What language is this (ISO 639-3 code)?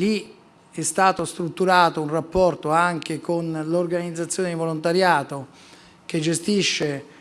ita